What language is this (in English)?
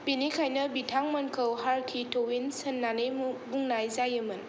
Bodo